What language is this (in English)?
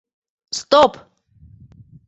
Mari